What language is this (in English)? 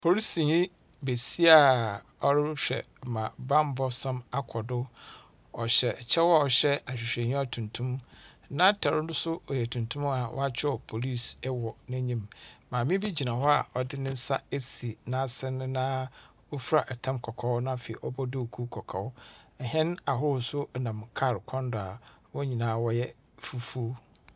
Akan